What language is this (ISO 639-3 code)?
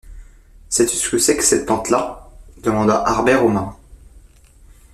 fra